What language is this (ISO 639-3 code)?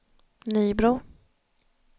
swe